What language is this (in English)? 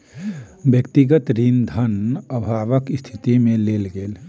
Maithili